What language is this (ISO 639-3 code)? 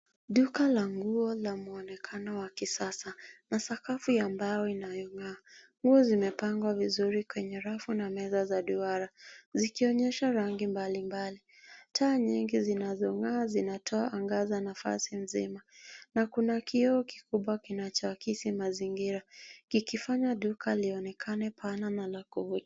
swa